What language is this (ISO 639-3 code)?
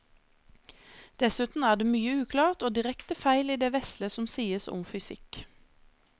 nor